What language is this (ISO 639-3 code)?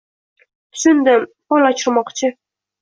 uzb